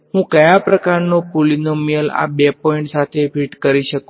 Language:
Gujarati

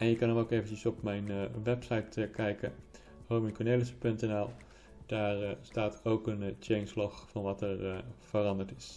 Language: Dutch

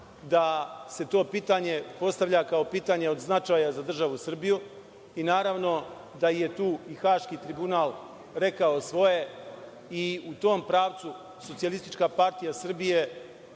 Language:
Serbian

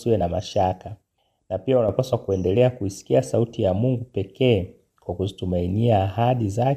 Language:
Swahili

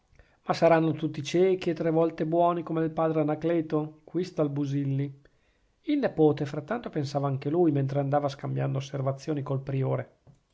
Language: Italian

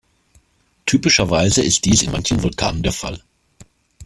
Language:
German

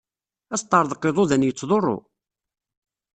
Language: Kabyle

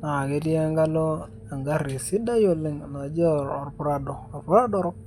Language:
Masai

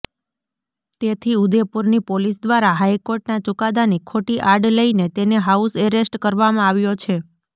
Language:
Gujarati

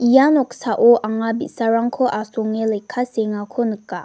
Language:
Garo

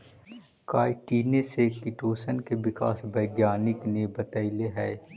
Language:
Magahi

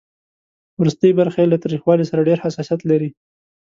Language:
Pashto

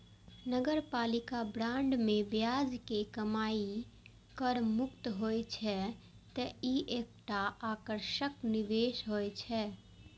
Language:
Maithili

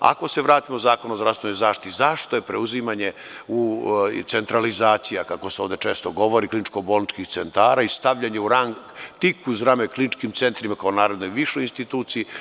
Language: Serbian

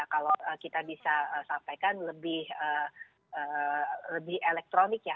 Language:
Indonesian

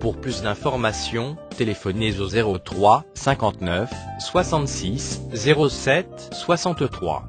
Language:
French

